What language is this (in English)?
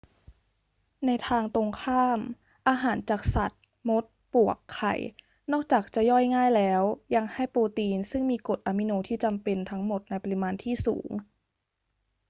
Thai